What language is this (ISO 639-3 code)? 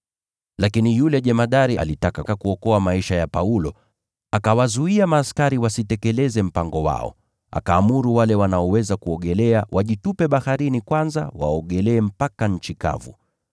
swa